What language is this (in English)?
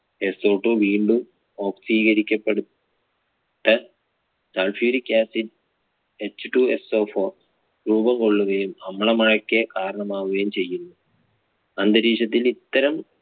Malayalam